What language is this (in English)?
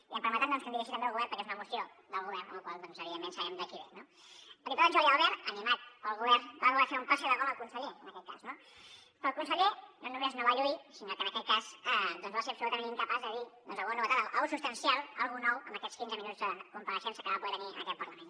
Catalan